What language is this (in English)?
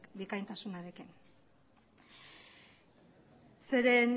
Basque